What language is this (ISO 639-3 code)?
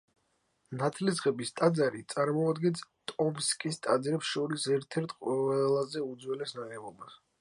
kat